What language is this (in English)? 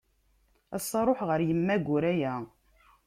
Kabyle